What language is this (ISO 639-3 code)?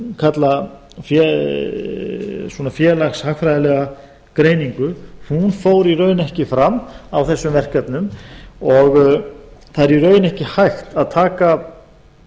isl